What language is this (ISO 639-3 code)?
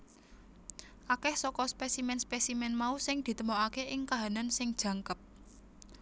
jav